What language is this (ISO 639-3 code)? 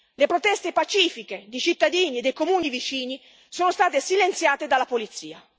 ita